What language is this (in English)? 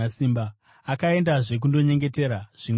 Shona